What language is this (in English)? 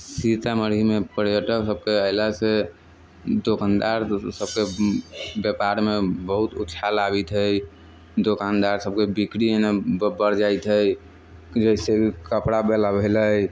Maithili